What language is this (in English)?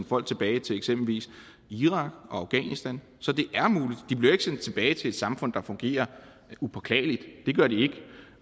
Danish